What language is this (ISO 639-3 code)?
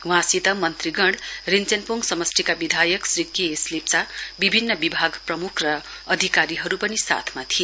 nep